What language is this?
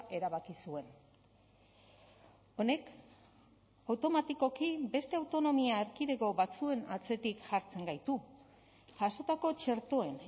Basque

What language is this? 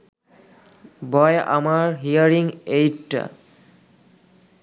Bangla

